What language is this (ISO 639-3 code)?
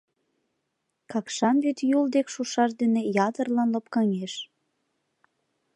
chm